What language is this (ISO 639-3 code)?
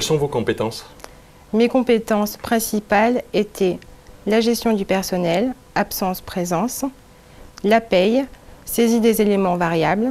fra